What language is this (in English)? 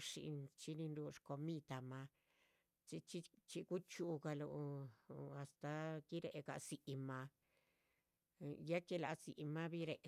Chichicapan Zapotec